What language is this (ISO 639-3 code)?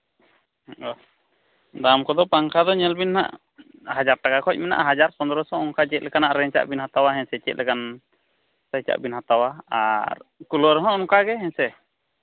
sat